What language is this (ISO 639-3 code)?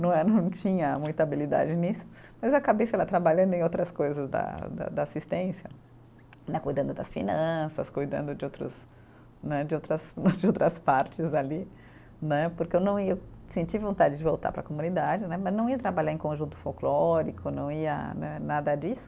por